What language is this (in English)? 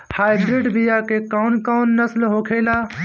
Bhojpuri